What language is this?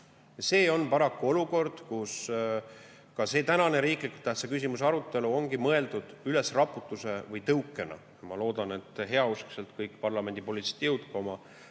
Estonian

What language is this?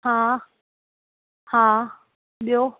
Sindhi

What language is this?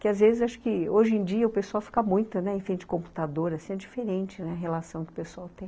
Portuguese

